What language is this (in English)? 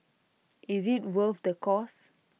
English